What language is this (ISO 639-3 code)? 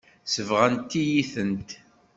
kab